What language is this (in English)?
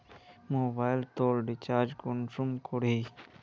Magahi